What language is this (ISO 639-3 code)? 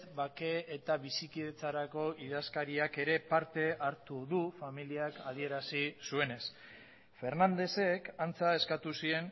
eus